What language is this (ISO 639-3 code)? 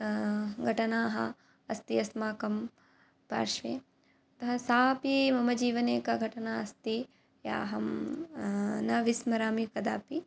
san